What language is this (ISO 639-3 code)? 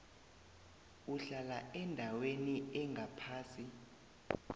nbl